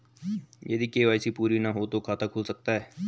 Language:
Hindi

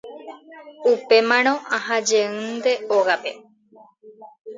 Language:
Guarani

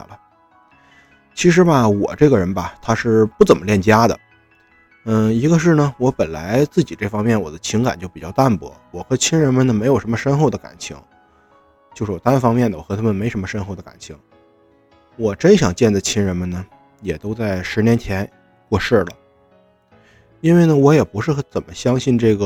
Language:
Chinese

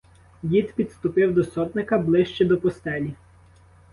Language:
Ukrainian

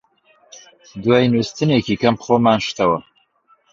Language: Central Kurdish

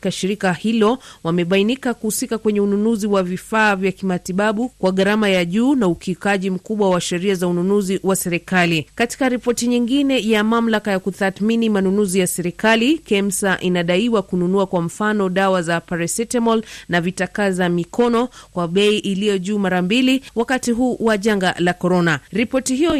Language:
Swahili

